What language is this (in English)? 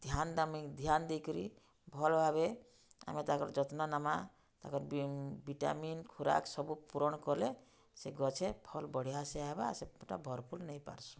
Odia